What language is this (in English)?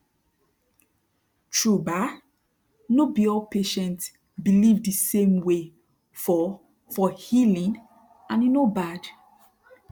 Nigerian Pidgin